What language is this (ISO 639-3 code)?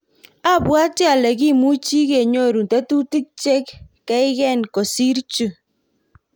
kln